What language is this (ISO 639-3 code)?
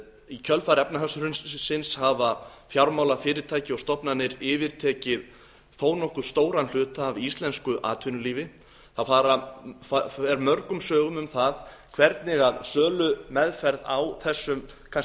isl